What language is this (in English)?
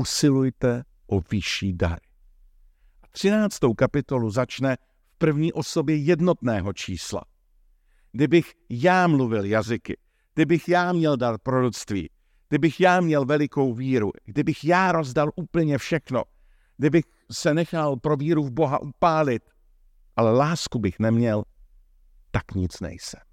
Czech